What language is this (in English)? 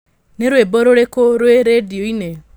Kikuyu